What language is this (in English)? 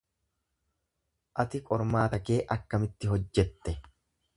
Oromo